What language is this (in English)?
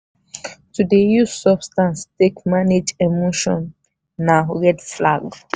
Nigerian Pidgin